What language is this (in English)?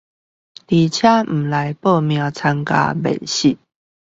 Chinese